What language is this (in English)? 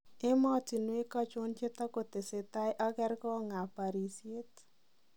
Kalenjin